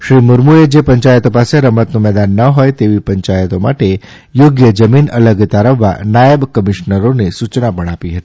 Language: Gujarati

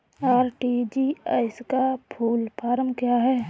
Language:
Hindi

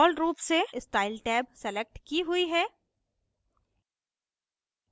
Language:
Hindi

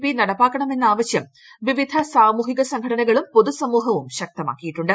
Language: Malayalam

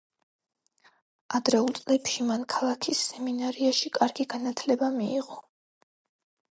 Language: Georgian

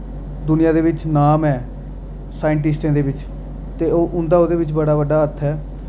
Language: Dogri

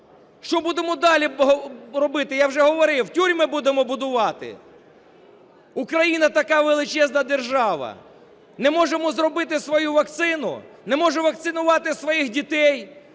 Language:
Ukrainian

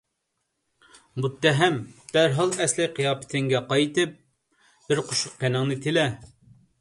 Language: Uyghur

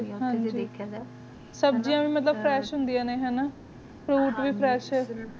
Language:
Punjabi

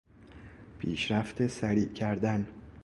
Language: Persian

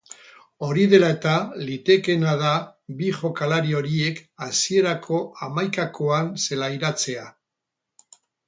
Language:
Basque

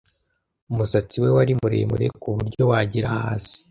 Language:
Kinyarwanda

